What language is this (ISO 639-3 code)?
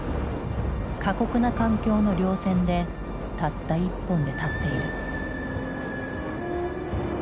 jpn